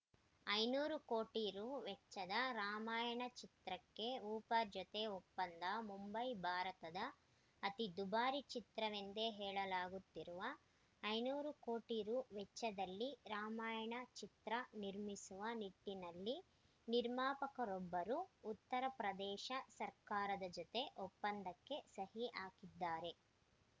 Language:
Kannada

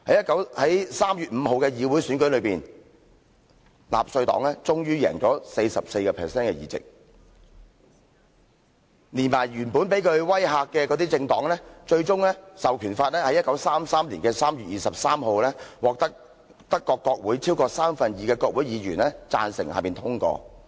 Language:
Cantonese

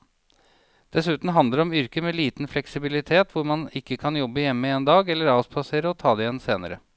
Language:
Norwegian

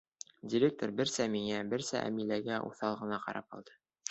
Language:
Bashkir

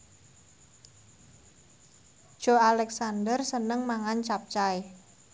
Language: Javanese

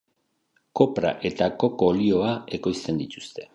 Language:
Basque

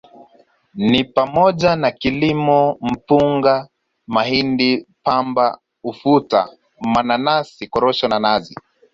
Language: Swahili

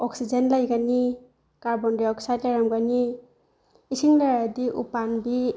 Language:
Manipuri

